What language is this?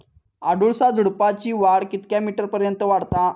Marathi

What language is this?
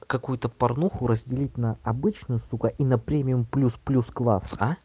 Russian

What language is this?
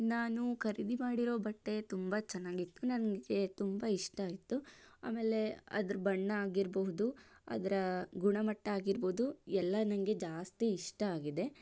Kannada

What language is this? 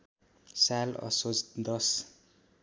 Nepali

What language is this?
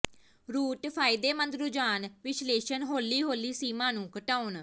Punjabi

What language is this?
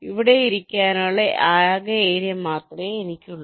Malayalam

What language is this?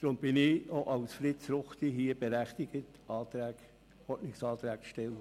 Swiss German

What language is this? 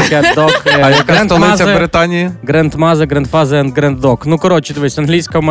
Ukrainian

